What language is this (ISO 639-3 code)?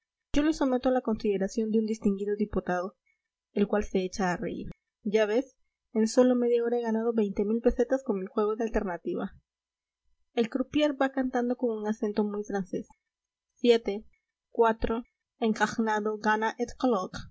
spa